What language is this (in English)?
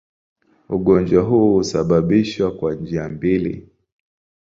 Swahili